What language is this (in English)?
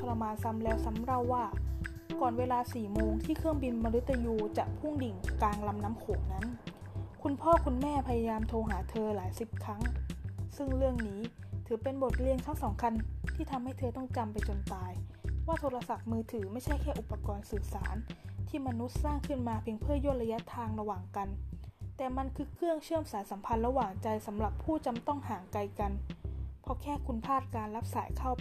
Thai